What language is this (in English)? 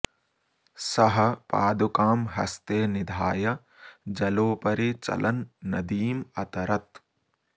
Sanskrit